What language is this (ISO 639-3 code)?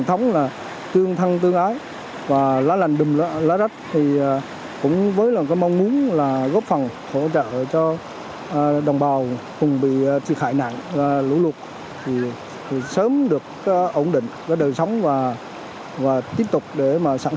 vie